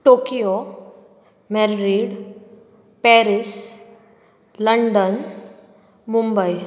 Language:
Konkani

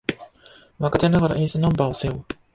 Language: Japanese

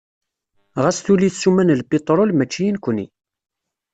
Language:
Kabyle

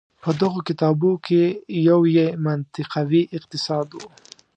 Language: Pashto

